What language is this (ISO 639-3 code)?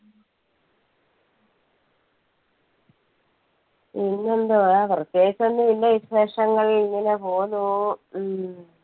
mal